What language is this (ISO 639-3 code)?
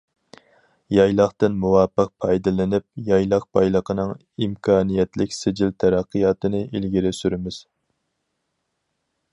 uig